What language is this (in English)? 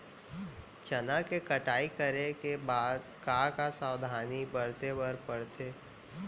Chhattisgarhi